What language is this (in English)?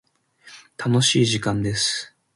Japanese